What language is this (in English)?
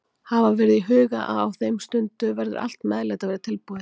Icelandic